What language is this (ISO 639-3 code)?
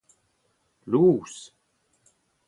bre